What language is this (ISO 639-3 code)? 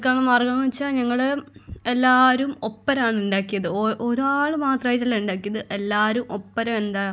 mal